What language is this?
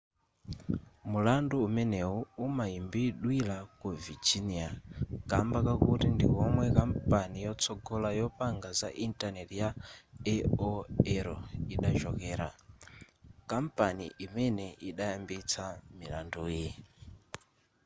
Nyanja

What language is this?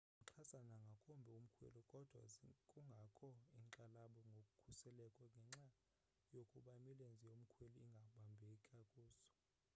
Xhosa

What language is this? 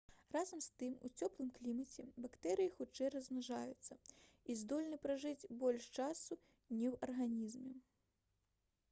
Belarusian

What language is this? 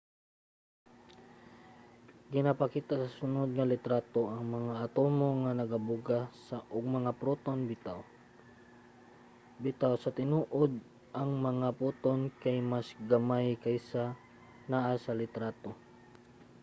Cebuano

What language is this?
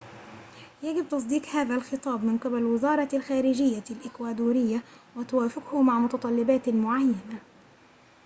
Arabic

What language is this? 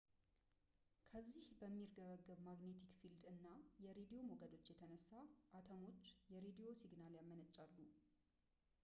Amharic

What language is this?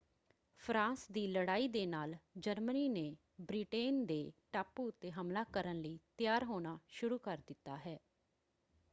Punjabi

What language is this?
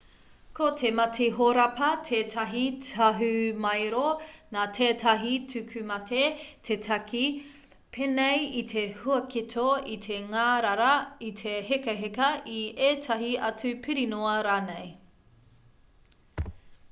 Māori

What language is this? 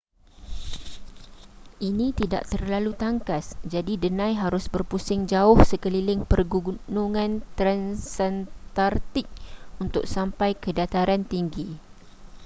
Malay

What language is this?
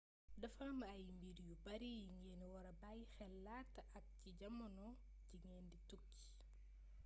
Wolof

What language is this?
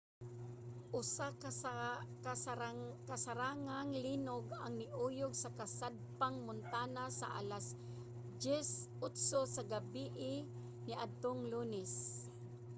Cebuano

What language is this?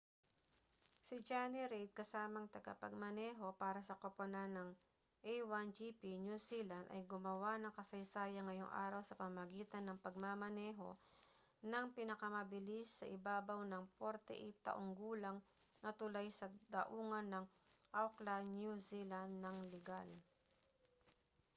Filipino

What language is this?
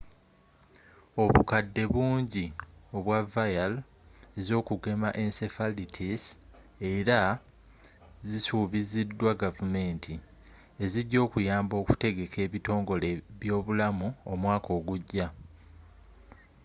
Ganda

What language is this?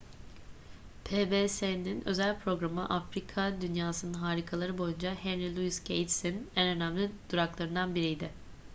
Turkish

